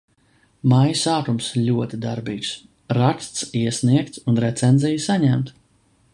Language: Latvian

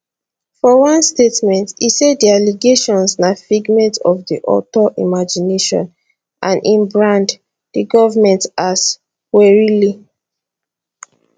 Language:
Nigerian Pidgin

